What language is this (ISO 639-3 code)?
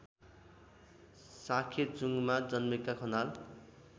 nep